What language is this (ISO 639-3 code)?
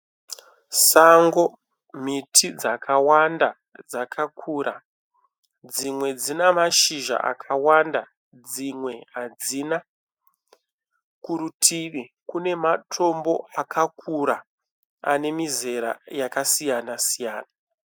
sna